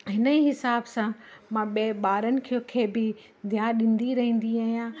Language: Sindhi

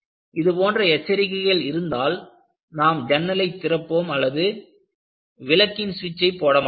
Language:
Tamil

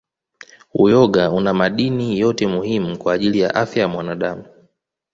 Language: Swahili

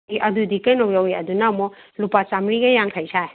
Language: Manipuri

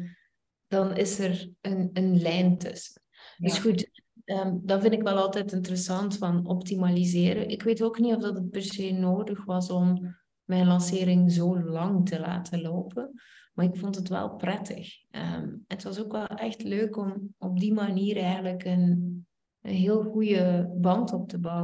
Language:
Dutch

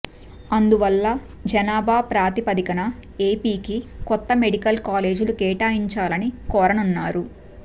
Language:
Telugu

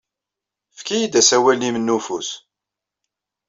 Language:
Kabyle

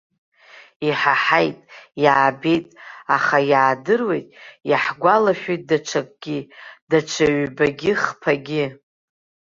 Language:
Abkhazian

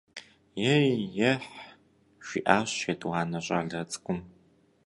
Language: Kabardian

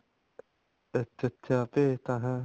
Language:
Punjabi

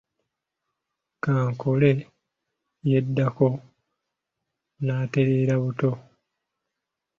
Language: Ganda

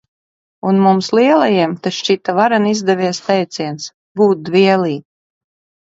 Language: Latvian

